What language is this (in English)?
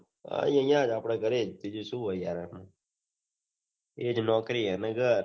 Gujarati